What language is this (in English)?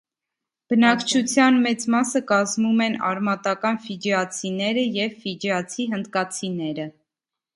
Armenian